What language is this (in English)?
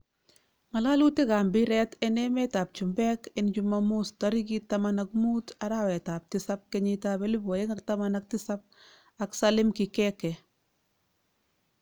Kalenjin